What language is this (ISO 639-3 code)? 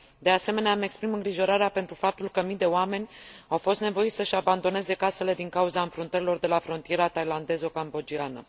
ron